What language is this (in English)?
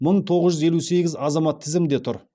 Kazakh